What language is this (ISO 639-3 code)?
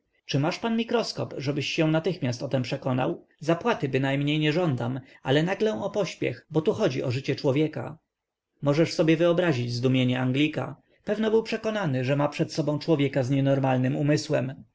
pol